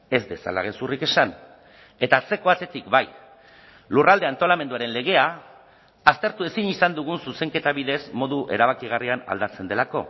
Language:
Basque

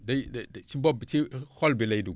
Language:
Wolof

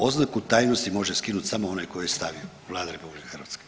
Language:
Croatian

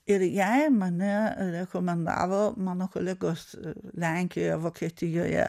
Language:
Lithuanian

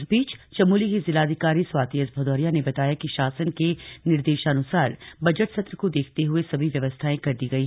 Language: Hindi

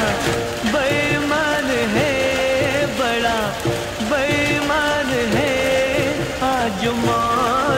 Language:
Hindi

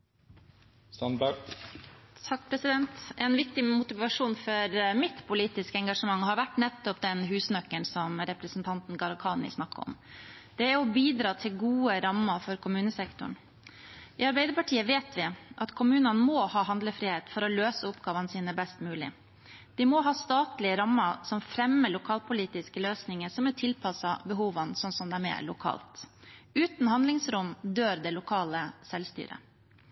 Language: Norwegian Bokmål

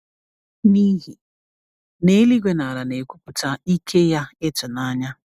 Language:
Igbo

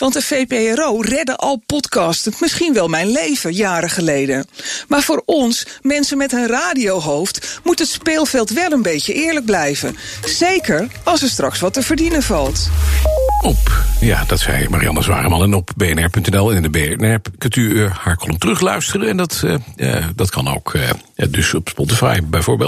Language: Dutch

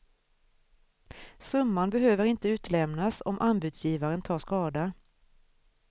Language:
Swedish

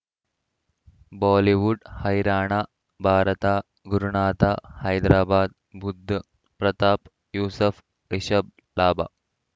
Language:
Kannada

